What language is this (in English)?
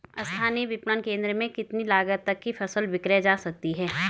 Hindi